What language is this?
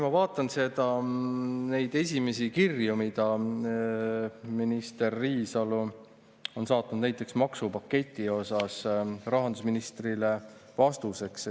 Estonian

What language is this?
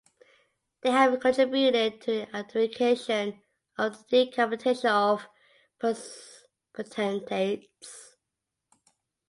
English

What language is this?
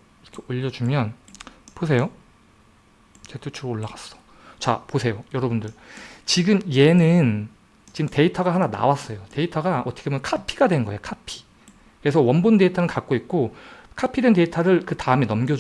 Korean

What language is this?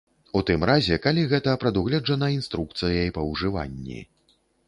Belarusian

